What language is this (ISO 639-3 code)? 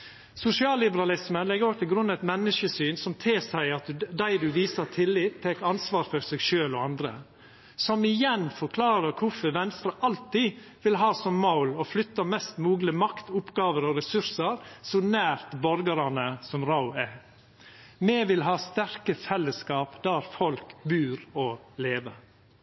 nno